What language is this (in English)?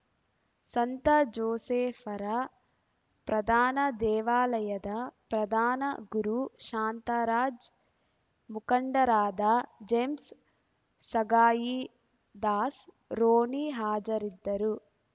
Kannada